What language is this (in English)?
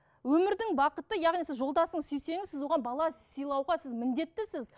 Kazakh